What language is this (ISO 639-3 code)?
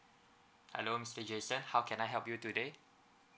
eng